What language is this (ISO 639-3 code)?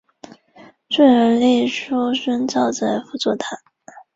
zho